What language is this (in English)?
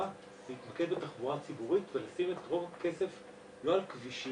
Hebrew